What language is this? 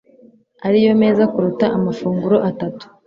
Kinyarwanda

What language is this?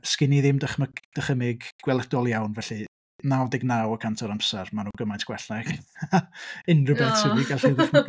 Welsh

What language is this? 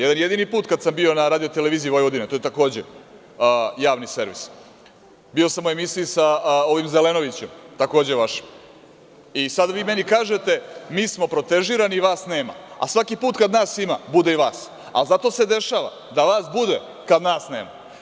Serbian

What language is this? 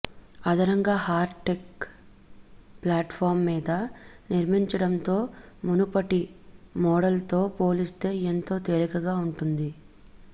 Telugu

